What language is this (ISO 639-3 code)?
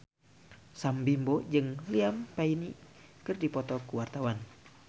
sun